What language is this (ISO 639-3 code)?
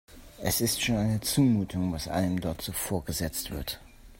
deu